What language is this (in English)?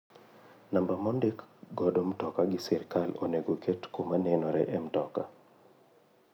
Luo (Kenya and Tanzania)